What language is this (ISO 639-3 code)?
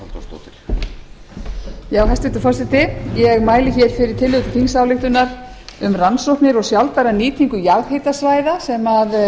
isl